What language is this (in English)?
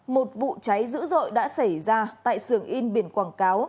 Vietnamese